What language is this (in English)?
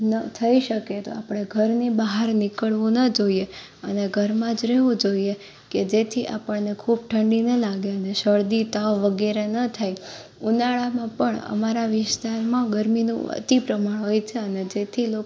Gujarati